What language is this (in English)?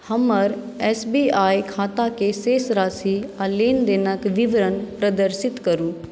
Maithili